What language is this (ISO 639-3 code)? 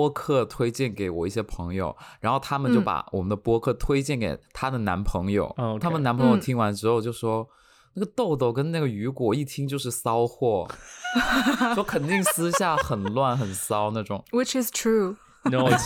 zho